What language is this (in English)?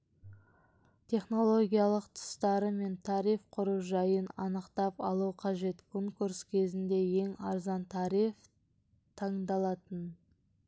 Kazakh